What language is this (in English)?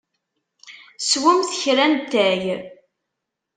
Kabyle